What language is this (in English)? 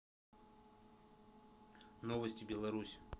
Russian